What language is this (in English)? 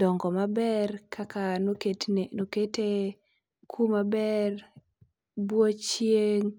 Luo (Kenya and Tanzania)